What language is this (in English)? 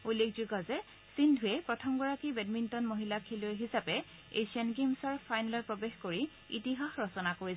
Assamese